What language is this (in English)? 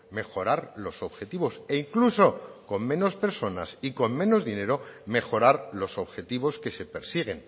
Spanish